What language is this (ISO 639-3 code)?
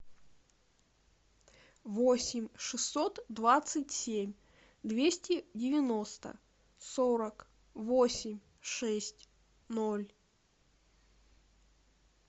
rus